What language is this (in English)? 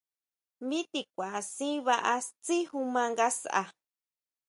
Huautla Mazatec